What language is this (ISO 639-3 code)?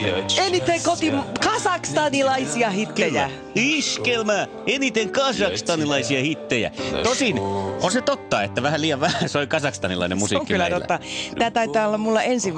fin